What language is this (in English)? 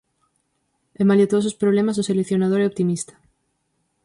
Galician